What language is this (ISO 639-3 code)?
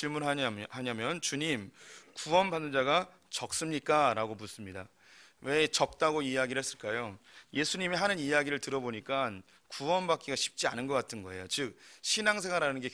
kor